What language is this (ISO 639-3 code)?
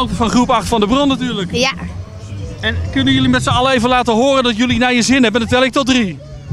nld